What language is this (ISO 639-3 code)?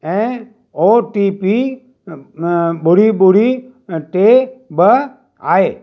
snd